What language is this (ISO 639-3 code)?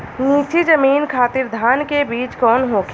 bho